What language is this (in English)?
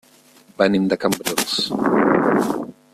Catalan